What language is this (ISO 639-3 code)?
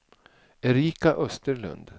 swe